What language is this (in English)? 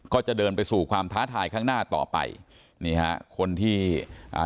Thai